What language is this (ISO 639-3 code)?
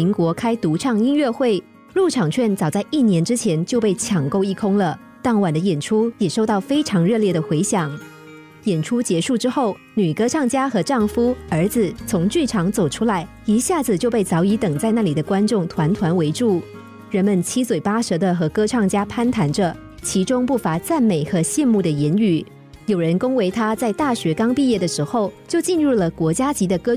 zho